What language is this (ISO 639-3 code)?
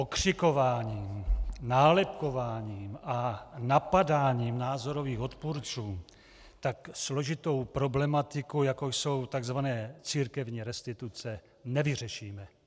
ces